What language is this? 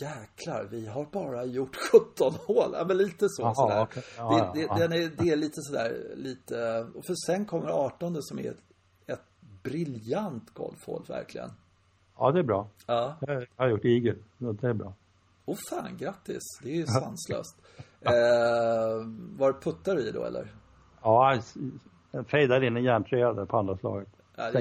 Swedish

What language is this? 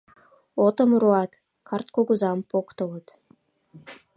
Mari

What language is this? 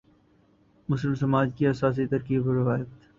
Urdu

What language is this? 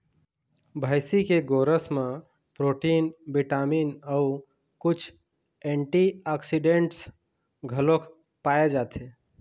Chhattisgarhi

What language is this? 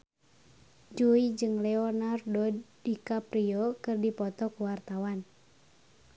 Sundanese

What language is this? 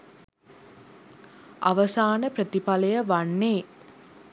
Sinhala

